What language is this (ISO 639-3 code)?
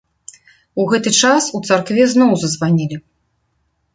bel